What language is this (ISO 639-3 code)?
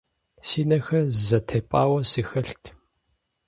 kbd